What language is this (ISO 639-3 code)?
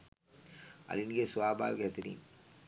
sin